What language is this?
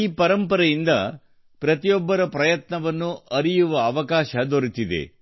Kannada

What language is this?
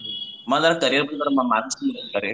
Marathi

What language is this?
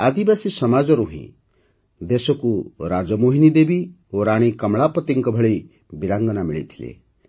Odia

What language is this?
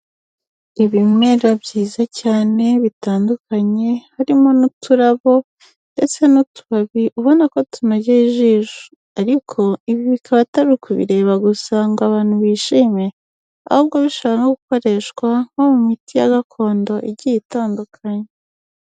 Kinyarwanda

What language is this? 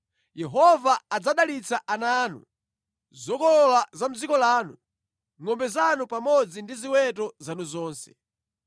Nyanja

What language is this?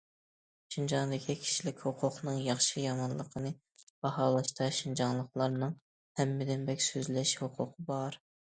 Uyghur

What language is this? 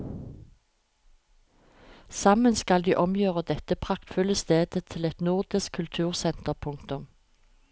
Norwegian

